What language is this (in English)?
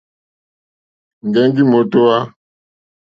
Mokpwe